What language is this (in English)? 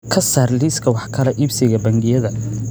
Somali